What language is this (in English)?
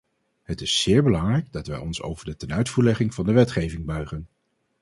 Dutch